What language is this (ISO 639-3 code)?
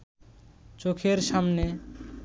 ben